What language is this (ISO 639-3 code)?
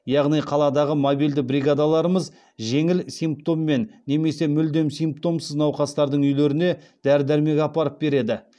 kaz